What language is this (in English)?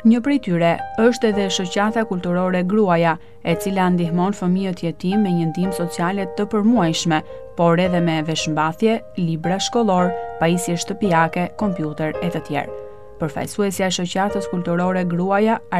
Lithuanian